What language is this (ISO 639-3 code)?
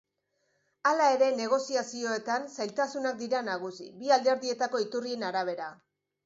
eus